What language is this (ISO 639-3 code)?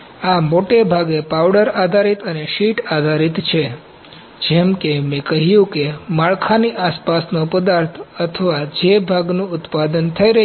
guj